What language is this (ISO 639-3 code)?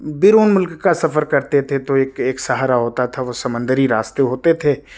urd